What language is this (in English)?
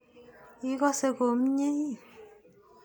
Kalenjin